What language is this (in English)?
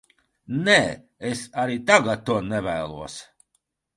Latvian